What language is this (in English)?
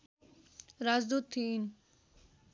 Nepali